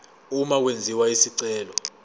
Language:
Zulu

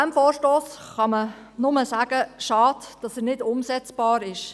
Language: Swiss German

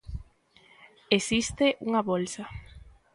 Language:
Galician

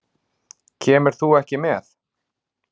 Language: Icelandic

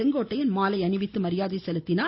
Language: Tamil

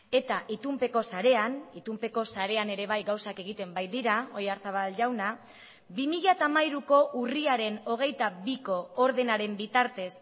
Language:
Basque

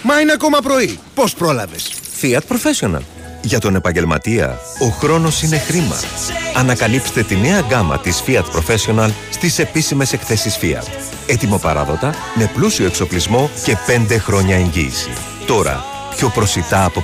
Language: Greek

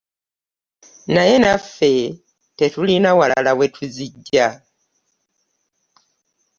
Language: Ganda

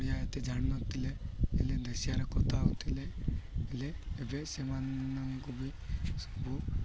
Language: Odia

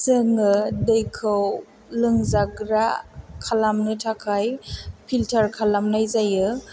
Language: Bodo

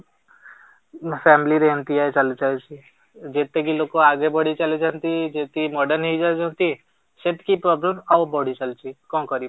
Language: Odia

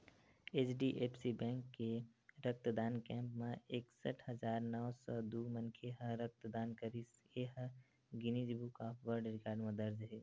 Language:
Chhattisgarhi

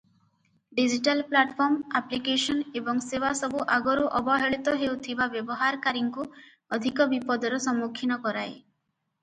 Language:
Odia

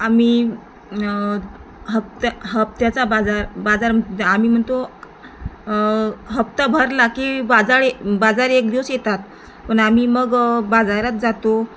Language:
Marathi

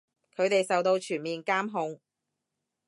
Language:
Cantonese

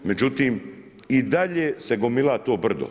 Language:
Croatian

